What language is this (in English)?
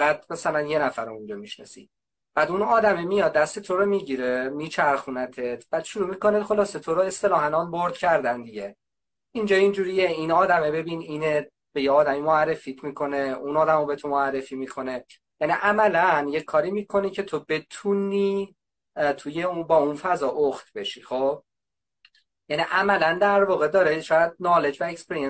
Persian